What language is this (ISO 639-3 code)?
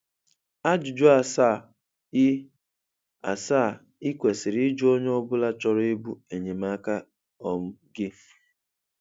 ibo